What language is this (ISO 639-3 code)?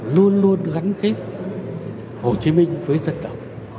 vie